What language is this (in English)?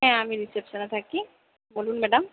Bangla